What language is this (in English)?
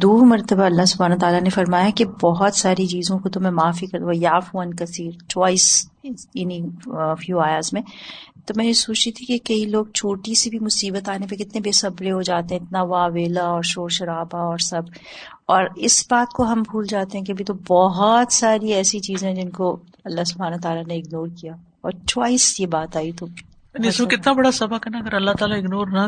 Urdu